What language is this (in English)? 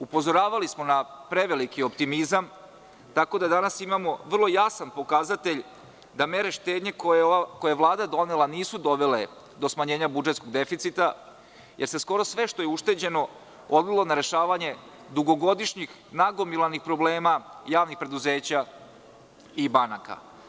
Serbian